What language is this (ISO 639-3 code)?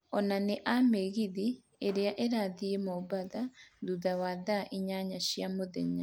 kik